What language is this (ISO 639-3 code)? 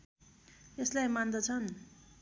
nep